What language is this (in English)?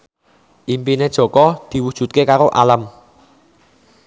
Javanese